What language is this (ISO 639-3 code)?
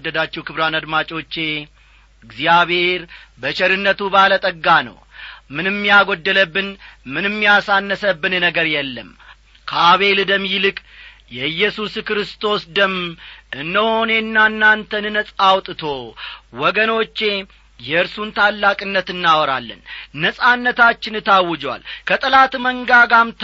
amh